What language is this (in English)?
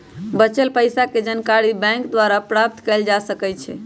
Magahi